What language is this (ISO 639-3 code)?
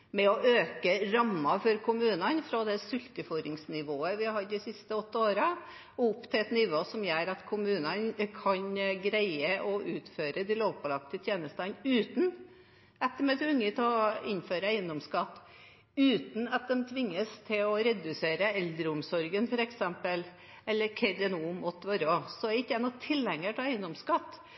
nob